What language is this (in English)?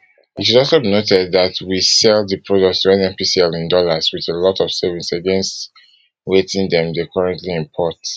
Nigerian Pidgin